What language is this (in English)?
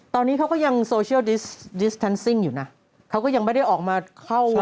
Thai